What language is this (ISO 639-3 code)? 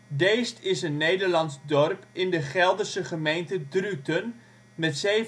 nld